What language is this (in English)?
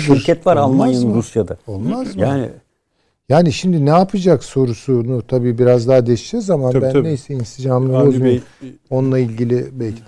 Turkish